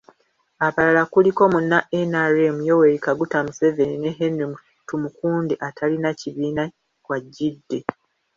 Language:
Ganda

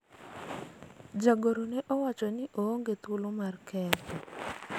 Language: Luo (Kenya and Tanzania)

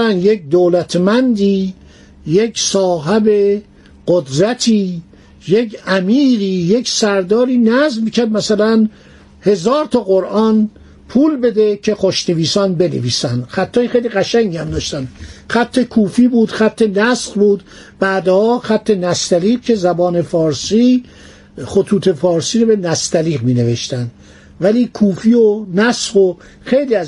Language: Persian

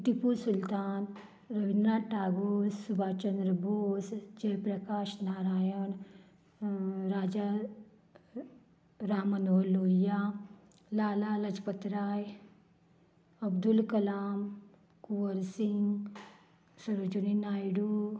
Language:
Konkani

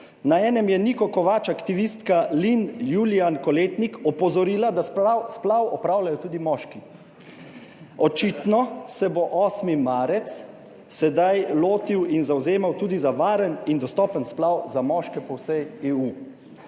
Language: Slovenian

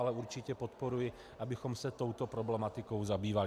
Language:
Czech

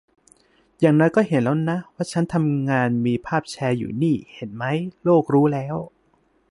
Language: Thai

